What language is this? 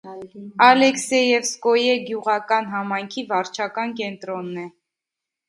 Armenian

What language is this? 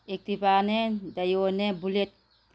Manipuri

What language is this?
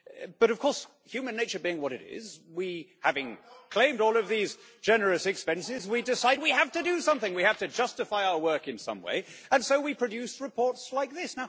English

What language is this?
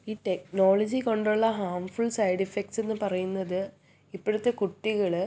Malayalam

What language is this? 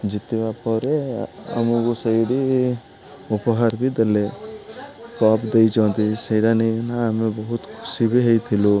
Odia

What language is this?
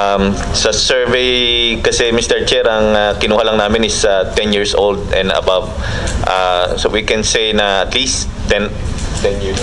Filipino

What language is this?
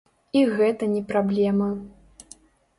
Belarusian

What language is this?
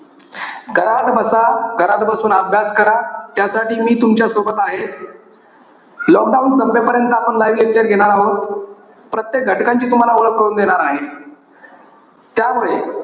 Marathi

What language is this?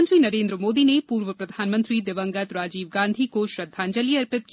Hindi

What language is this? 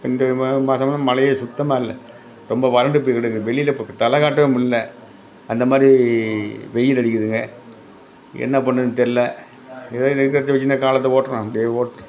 Tamil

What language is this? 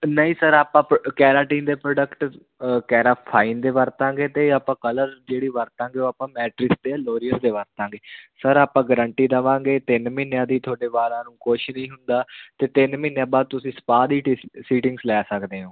Punjabi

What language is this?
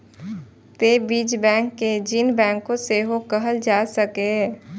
Maithili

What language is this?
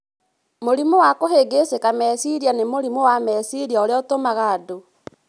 Kikuyu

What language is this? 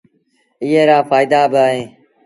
Sindhi Bhil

